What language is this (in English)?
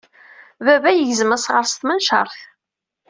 Kabyle